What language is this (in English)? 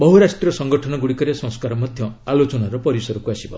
Odia